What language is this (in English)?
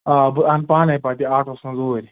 Kashmiri